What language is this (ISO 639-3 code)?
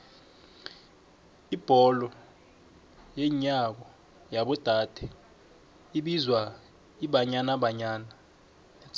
nbl